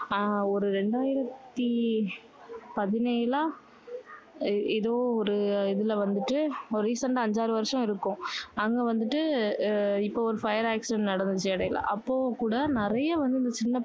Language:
Tamil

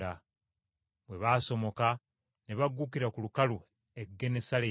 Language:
Ganda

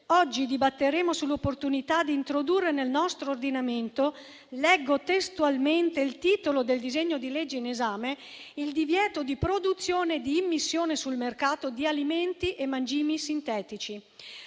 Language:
Italian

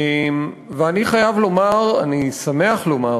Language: Hebrew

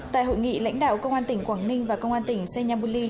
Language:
Vietnamese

